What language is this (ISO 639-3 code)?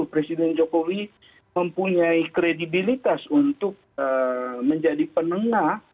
ind